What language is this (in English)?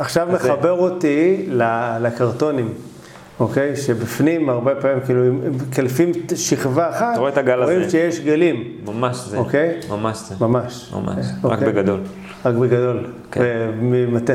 Hebrew